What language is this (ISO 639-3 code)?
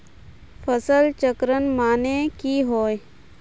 mag